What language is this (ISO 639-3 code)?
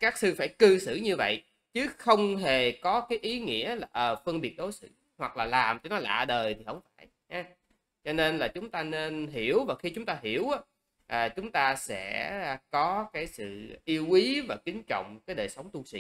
vie